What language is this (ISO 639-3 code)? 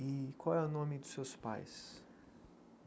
por